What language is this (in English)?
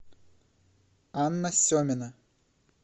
Russian